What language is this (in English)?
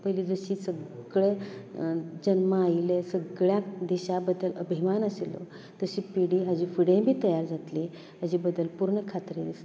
Konkani